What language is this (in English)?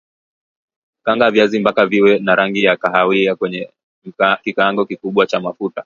Swahili